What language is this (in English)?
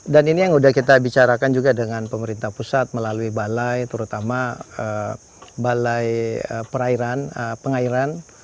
Indonesian